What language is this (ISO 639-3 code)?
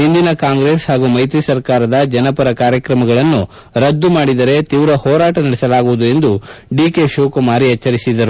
kan